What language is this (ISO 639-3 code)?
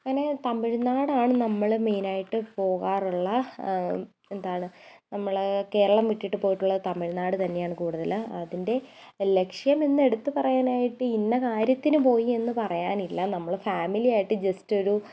mal